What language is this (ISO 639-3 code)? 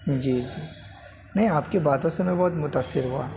urd